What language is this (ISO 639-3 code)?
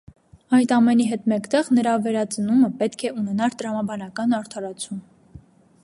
hye